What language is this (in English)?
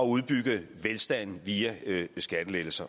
Danish